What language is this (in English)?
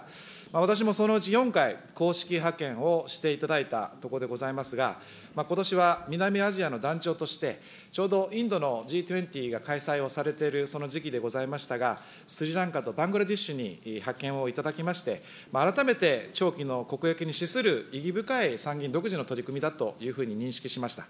Japanese